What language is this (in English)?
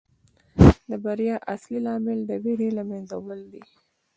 Pashto